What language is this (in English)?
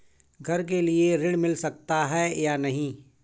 Hindi